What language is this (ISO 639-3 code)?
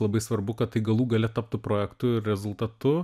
lit